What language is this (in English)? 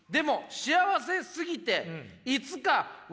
Japanese